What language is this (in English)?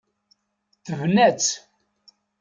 Kabyle